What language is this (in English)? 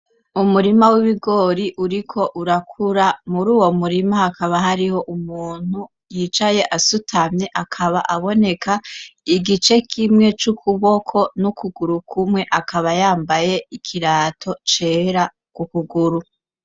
Rundi